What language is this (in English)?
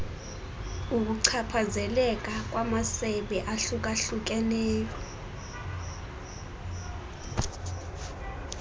Xhosa